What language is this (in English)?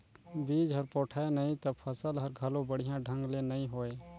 Chhattisgarhi